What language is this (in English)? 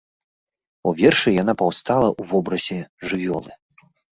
Belarusian